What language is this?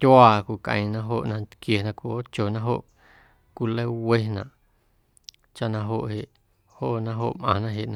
Guerrero Amuzgo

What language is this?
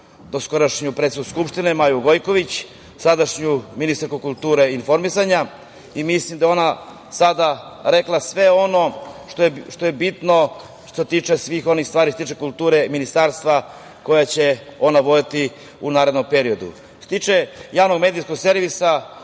Serbian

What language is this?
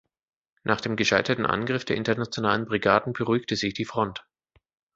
German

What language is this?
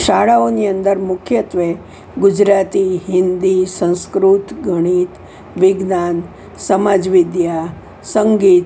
Gujarati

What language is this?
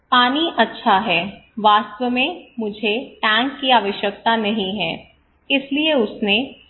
Hindi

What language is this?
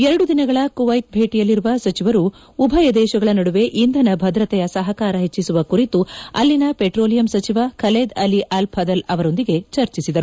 Kannada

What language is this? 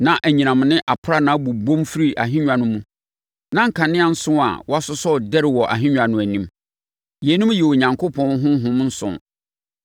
Akan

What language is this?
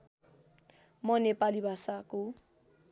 Nepali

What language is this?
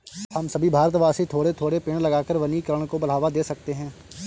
Hindi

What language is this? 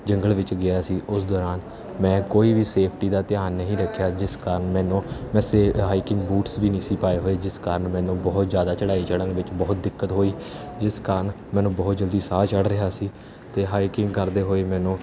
Punjabi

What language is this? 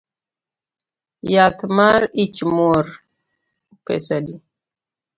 Luo (Kenya and Tanzania)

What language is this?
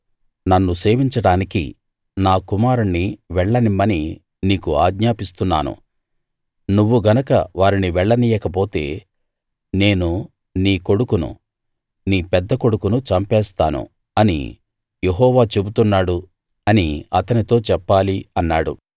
Telugu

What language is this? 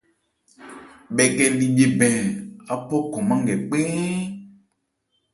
Ebrié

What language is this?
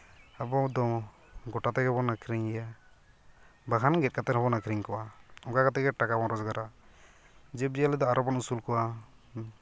Santali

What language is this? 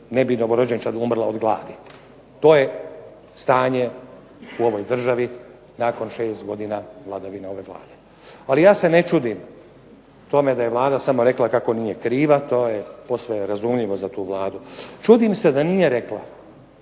Croatian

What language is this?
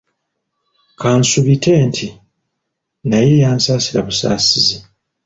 Ganda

